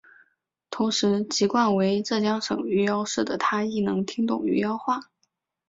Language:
Chinese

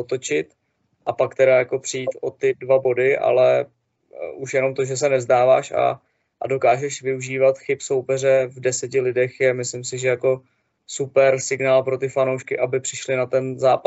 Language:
Czech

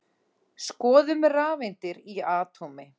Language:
Icelandic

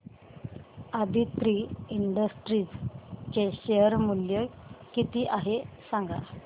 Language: Marathi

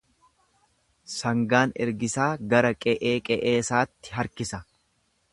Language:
Oromo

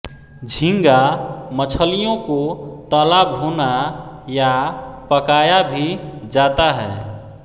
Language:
Hindi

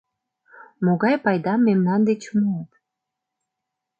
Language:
Mari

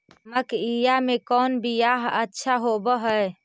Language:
Magahi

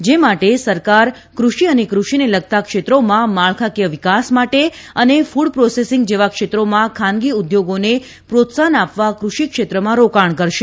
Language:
Gujarati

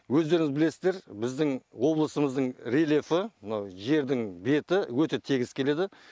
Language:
Kazakh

